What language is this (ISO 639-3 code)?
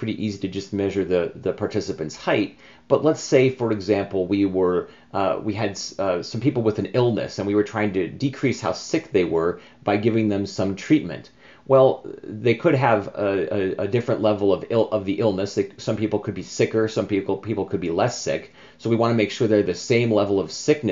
eng